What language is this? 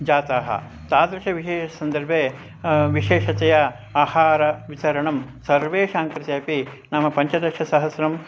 Sanskrit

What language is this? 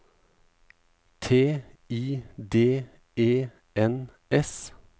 Norwegian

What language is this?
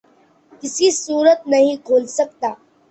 Urdu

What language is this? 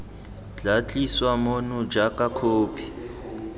Tswana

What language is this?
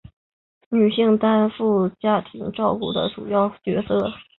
Chinese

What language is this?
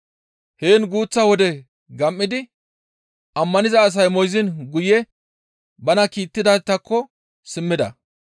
Gamo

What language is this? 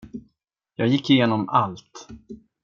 Swedish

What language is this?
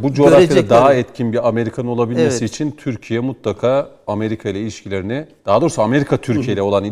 Turkish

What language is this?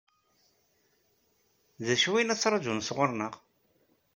Kabyle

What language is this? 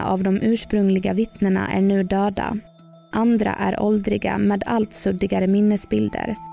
Swedish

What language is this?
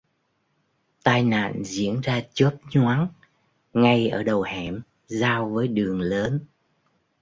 Vietnamese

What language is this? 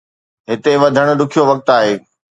Sindhi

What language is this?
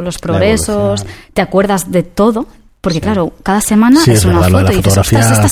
Spanish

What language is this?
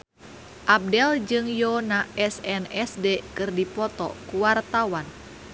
Sundanese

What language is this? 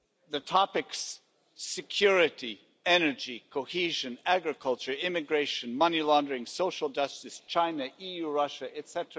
English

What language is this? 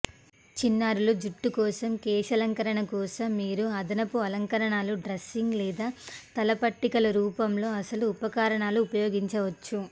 Telugu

